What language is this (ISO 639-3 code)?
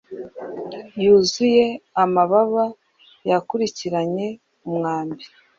kin